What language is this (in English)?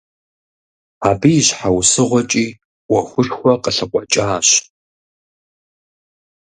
Kabardian